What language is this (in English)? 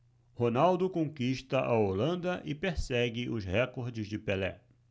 Portuguese